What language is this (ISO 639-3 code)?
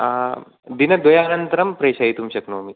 san